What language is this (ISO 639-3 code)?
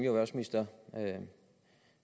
dan